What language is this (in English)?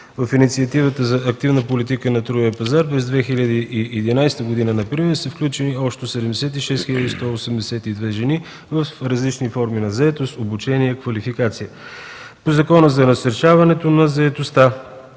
Bulgarian